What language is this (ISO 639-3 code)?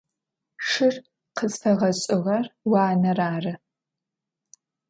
ady